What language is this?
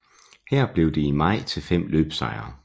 Danish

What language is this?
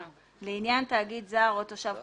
Hebrew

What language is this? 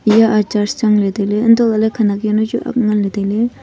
Wancho Naga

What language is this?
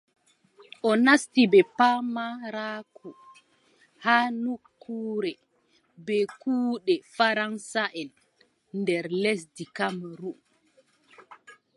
Adamawa Fulfulde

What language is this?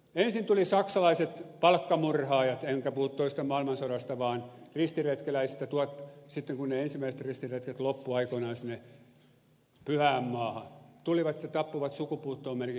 Finnish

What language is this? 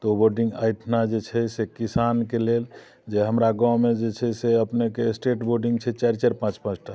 Maithili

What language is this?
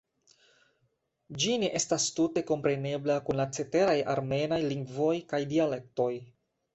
Esperanto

